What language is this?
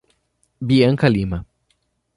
Portuguese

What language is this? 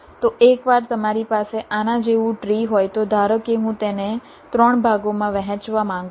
Gujarati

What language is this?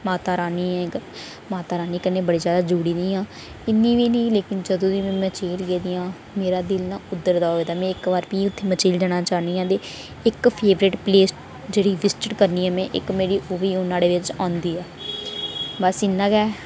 Dogri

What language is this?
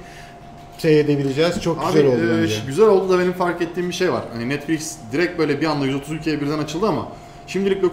Turkish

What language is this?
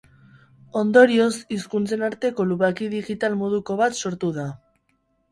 Basque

